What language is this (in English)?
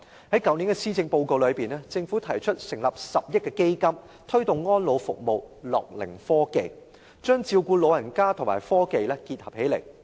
Cantonese